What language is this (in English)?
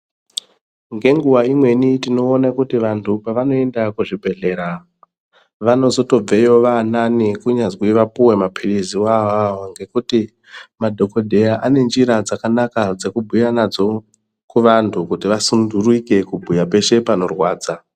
Ndau